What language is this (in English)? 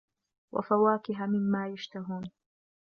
Arabic